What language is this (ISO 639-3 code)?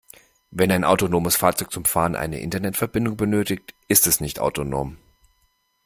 deu